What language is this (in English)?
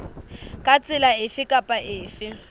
Southern Sotho